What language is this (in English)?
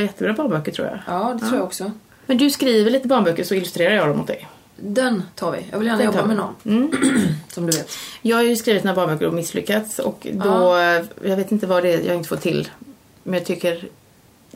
Swedish